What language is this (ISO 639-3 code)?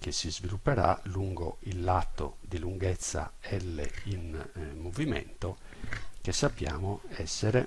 ita